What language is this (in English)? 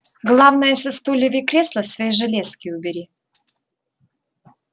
Russian